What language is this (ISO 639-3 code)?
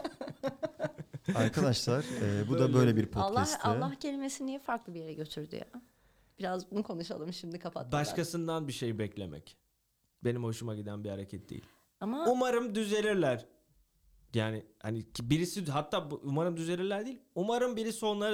tur